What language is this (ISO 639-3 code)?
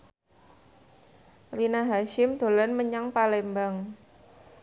jav